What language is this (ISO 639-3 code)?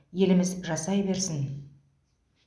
kaz